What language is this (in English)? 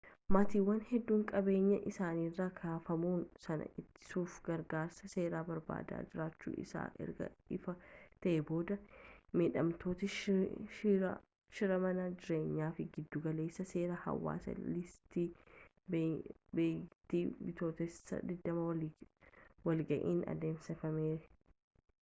Oromo